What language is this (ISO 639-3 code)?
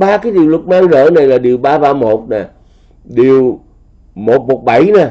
vie